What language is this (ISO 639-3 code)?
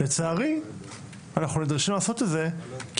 heb